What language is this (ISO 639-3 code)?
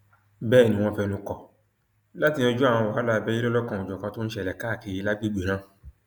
yor